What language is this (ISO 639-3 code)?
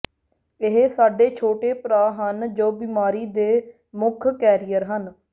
pan